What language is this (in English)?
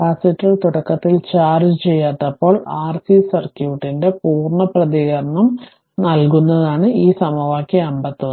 Malayalam